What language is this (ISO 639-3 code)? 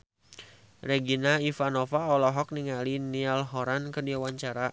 sun